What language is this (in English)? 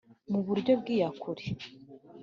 Kinyarwanda